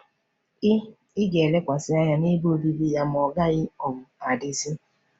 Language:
Igbo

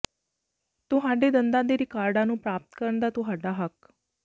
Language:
Punjabi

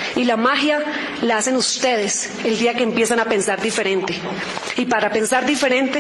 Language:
Spanish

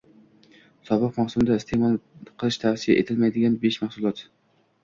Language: Uzbek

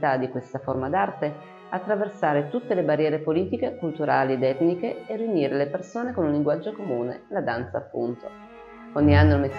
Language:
Italian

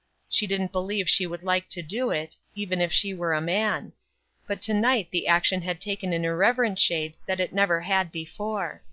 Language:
English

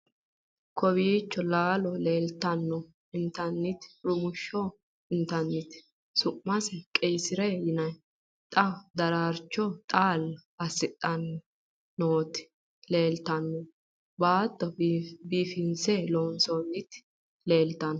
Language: Sidamo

